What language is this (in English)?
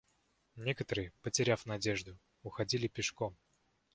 Russian